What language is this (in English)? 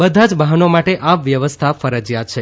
Gujarati